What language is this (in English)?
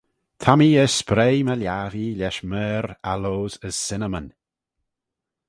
Manx